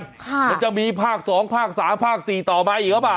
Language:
Thai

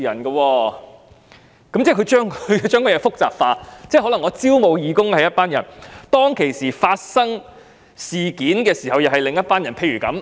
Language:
Cantonese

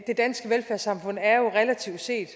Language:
Danish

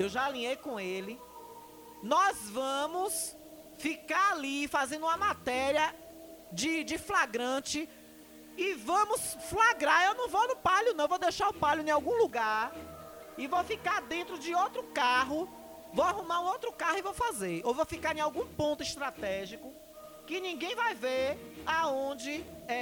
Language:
Portuguese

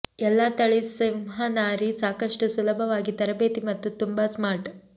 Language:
Kannada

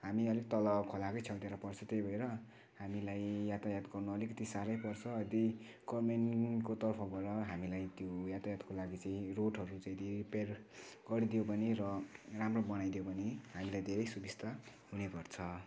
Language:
Nepali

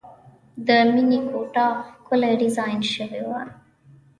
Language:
Pashto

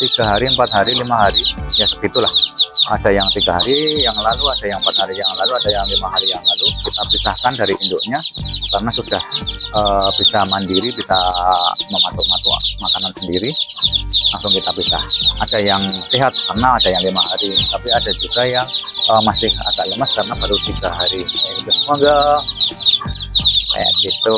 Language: Indonesian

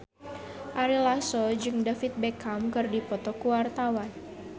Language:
Sundanese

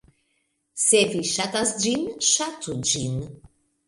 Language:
Esperanto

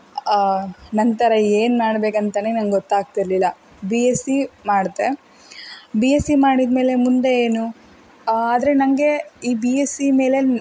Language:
Kannada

